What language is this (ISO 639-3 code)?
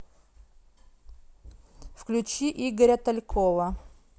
rus